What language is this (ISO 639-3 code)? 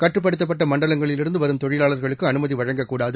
tam